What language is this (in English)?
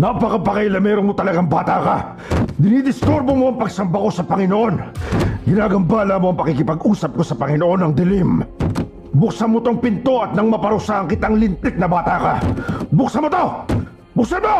Filipino